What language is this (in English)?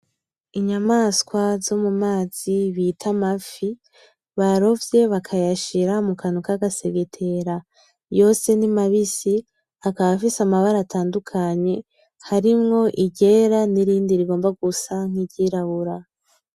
Rundi